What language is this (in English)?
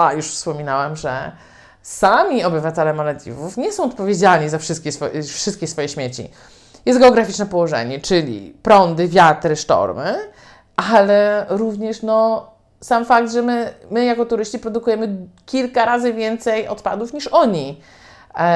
Polish